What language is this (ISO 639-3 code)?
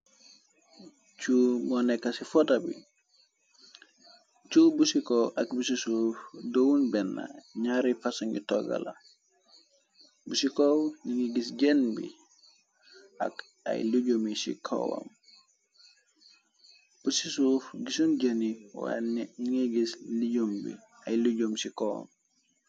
wol